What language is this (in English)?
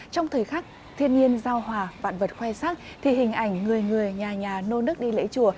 Vietnamese